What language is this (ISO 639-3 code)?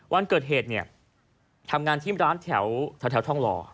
tha